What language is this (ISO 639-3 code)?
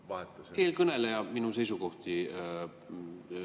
est